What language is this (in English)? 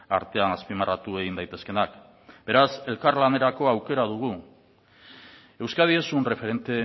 Basque